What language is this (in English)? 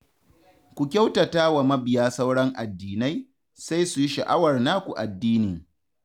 Hausa